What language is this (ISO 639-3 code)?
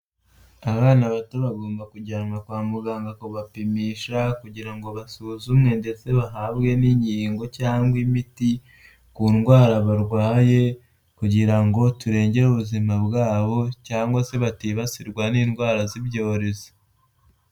kin